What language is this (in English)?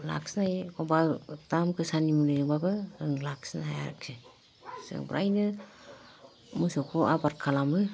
Bodo